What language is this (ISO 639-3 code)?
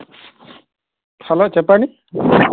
tel